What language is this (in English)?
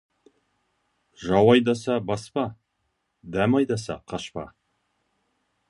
Kazakh